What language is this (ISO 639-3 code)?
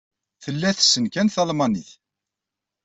kab